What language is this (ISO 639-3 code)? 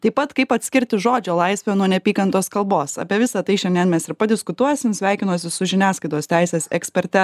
lit